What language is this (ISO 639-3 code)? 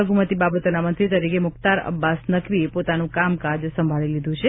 guj